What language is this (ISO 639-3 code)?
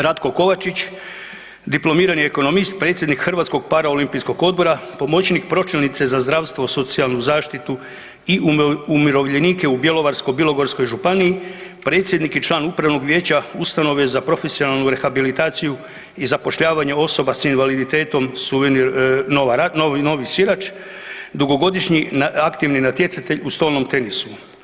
hrv